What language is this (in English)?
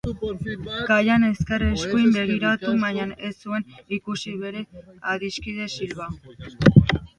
Basque